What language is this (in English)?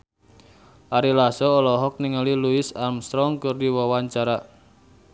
Sundanese